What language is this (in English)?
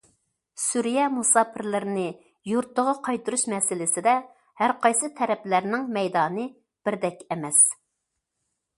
Uyghur